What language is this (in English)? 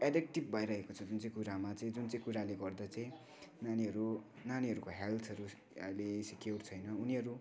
Nepali